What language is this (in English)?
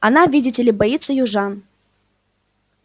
Russian